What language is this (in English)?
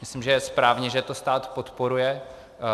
Czech